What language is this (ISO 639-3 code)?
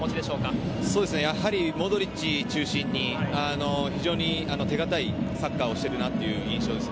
jpn